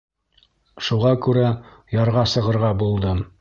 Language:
Bashkir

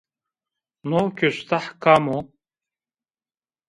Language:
Zaza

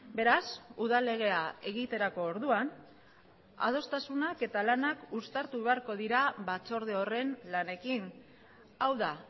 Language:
Basque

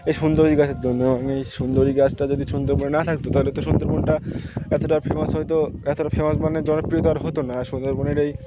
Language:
Bangla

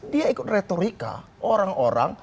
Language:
Indonesian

